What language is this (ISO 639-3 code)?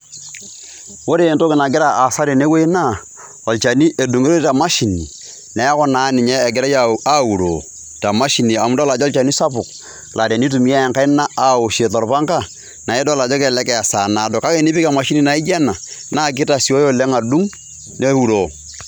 mas